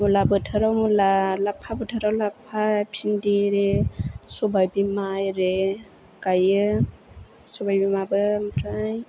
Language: Bodo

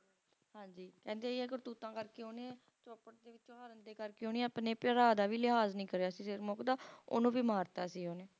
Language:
Punjabi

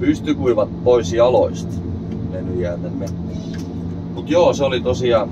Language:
Finnish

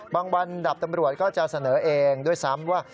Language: Thai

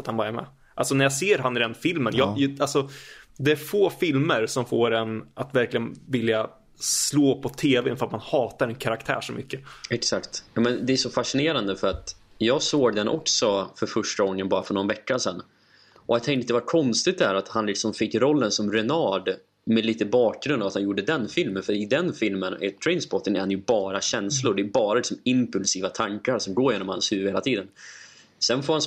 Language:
Swedish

